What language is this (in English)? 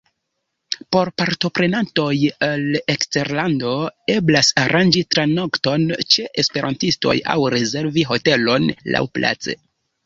Esperanto